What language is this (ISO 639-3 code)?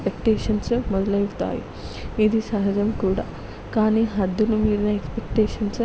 tel